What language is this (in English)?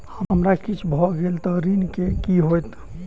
Maithili